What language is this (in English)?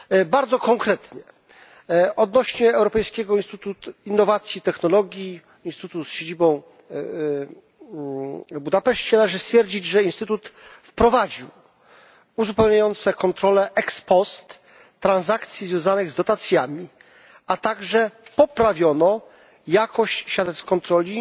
Polish